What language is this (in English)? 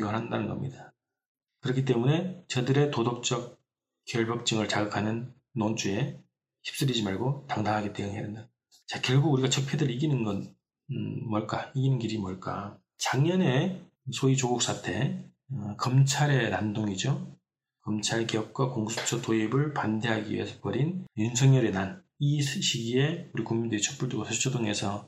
Korean